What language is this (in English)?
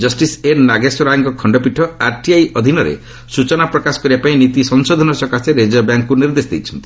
Odia